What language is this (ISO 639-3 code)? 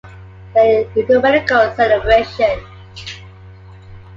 eng